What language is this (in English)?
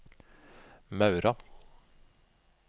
Norwegian